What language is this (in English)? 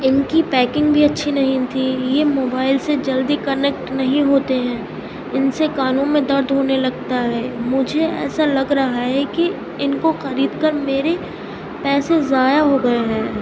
Urdu